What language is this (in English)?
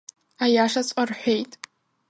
Abkhazian